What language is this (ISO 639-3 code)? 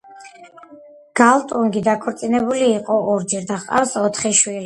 kat